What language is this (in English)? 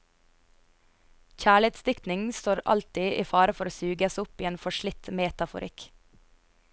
Norwegian